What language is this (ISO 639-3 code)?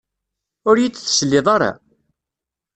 kab